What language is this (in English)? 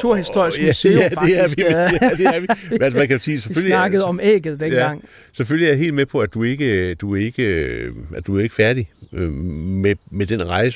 Danish